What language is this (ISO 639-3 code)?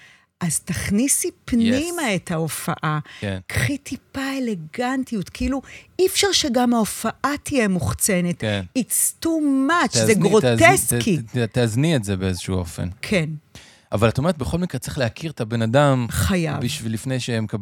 heb